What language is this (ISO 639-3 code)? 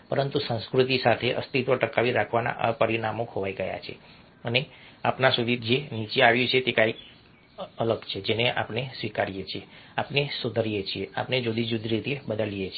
guj